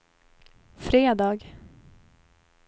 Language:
Swedish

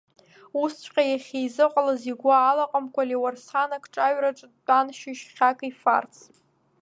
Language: Abkhazian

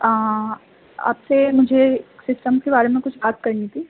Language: Urdu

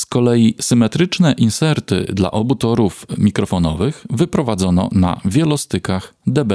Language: Polish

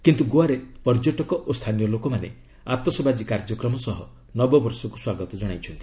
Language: Odia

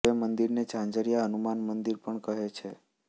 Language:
Gujarati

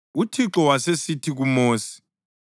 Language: North Ndebele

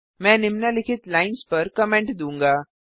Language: Hindi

